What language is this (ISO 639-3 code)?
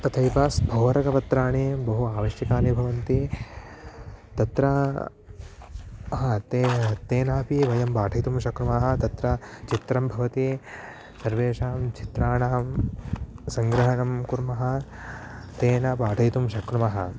san